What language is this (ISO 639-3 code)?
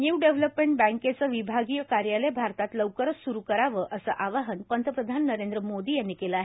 mar